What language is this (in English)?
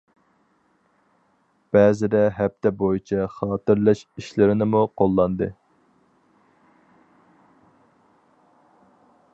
Uyghur